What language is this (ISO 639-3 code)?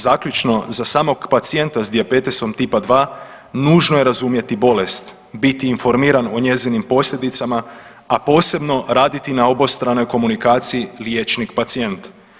hrv